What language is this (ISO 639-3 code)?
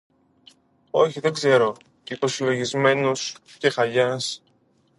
ell